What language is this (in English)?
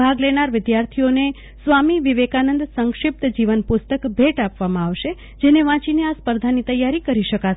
Gujarati